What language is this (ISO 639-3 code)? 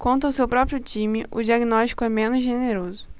por